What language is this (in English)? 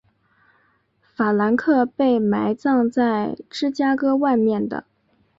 Chinese